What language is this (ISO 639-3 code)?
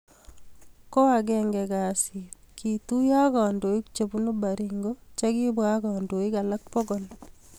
kln